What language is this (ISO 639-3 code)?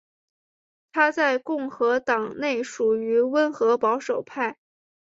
zho